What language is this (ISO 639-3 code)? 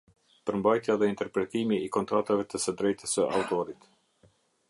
sqi